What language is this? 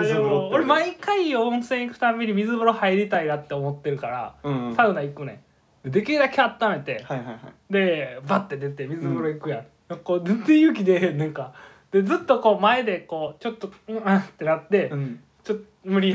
Japanese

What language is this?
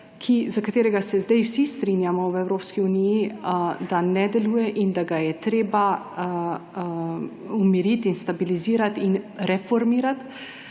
Slovenian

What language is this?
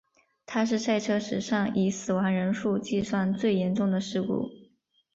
Chinese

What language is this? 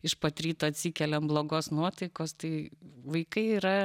Lithuanian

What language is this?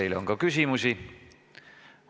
Estonian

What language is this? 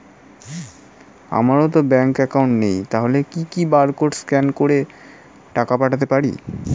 Bangla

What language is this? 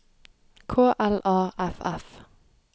Norwegian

